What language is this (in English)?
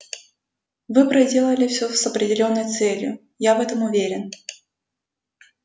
Russian